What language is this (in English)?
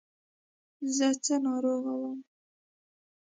Pashto